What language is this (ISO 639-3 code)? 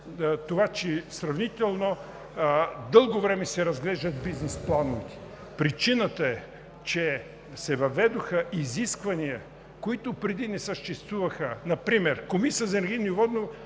bul